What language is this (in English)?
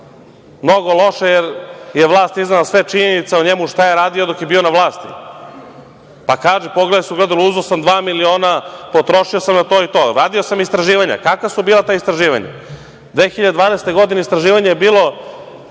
Serbian